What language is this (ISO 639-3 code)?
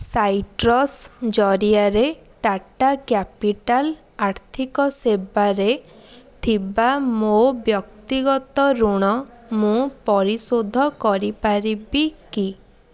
ori